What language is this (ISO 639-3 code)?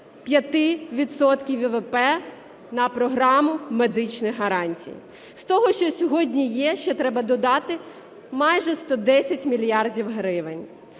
ukr